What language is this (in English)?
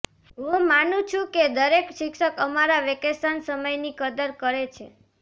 Gujarati